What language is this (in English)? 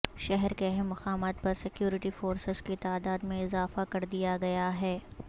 Urdu